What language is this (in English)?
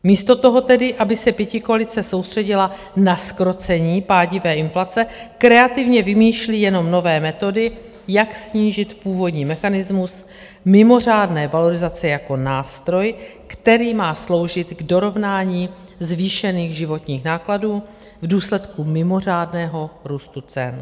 Czech